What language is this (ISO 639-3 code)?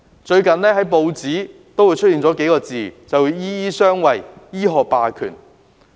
yue